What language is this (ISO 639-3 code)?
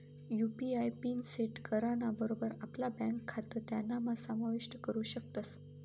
mar